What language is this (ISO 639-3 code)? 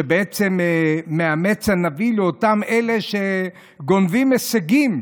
heb